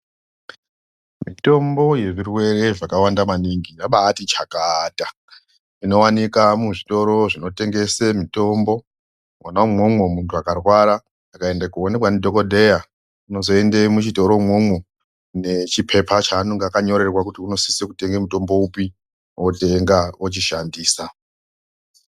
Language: Ndau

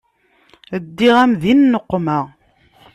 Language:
Kabyle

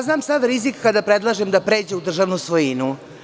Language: Serbian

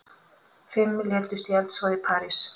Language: Icelandic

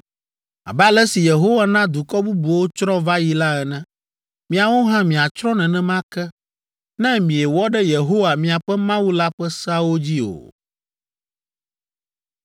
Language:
Ewe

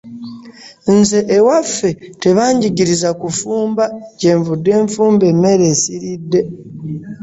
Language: Ganda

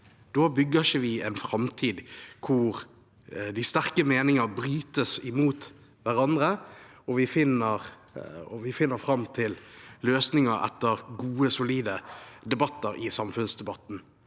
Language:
Norwegian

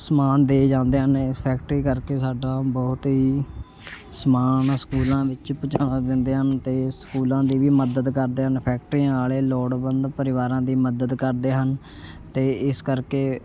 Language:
Punjabi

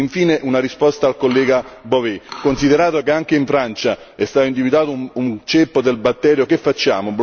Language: Italian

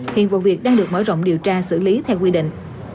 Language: Vietnamese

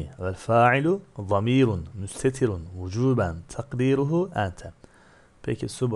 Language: Turkish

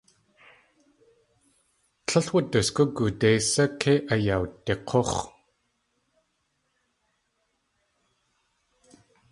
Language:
Tlingit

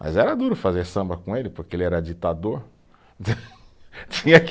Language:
Portuguese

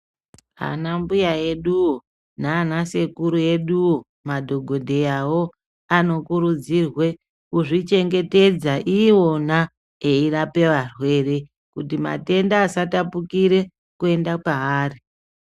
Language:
Ndau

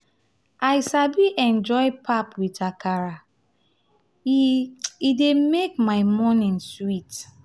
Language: Nigerian Pidgin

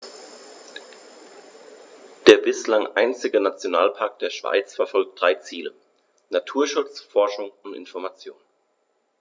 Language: German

